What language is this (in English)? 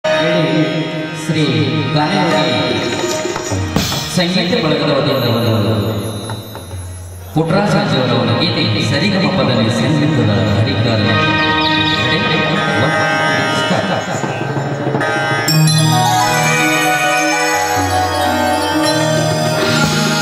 Kannada